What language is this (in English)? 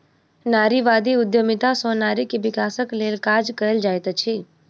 Maithili